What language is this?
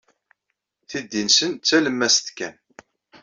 Kabyle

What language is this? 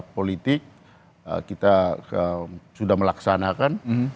Indonesian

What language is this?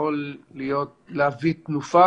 Hebrew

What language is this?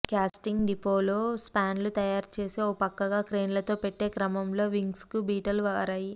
Telugu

